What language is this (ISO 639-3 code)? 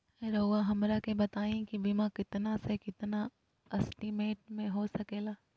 mag